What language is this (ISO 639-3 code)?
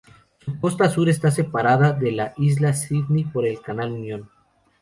spa